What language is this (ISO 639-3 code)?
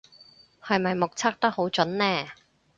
yue